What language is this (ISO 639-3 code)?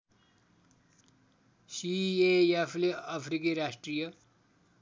nep